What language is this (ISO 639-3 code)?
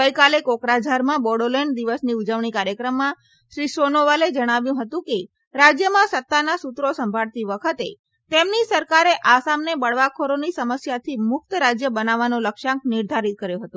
guj